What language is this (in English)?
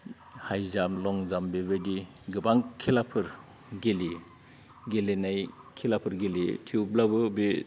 Bodo